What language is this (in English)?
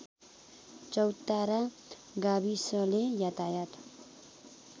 Nepali